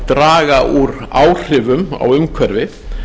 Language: Icelandic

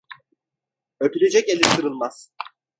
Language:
Turkish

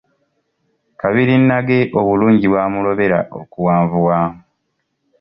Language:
Ganda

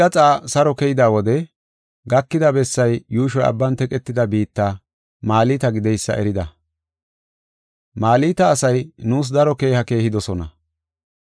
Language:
Gofa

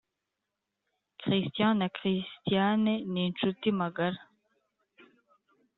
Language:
Kinyarwanda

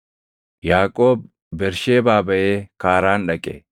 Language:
Oromo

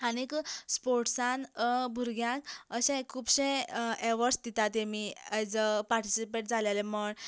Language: Konkani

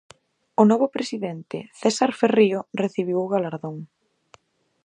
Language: Galician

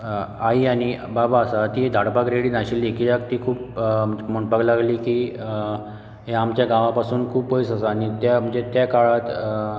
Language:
Konkani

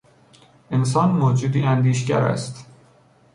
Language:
Persian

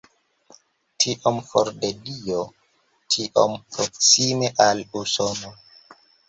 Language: Esperanto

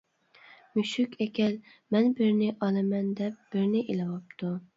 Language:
Uyghur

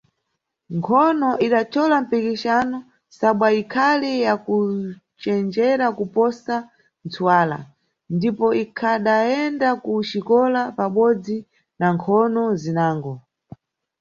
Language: Nyungwe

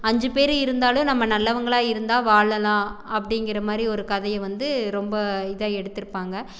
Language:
Tamil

